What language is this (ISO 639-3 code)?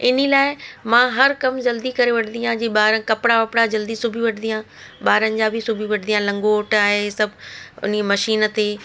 snd